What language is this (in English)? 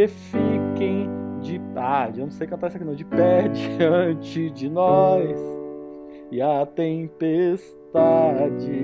Portuguese